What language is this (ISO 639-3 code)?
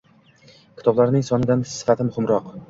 uzb